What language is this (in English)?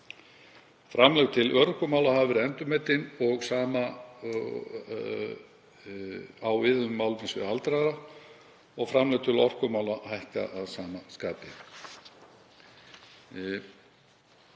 Icelandic